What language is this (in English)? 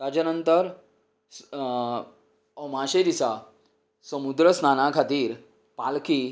Konkani